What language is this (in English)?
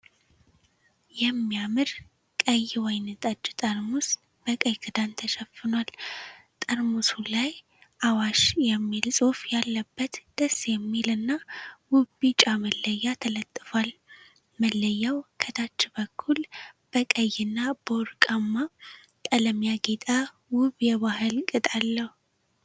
Amharic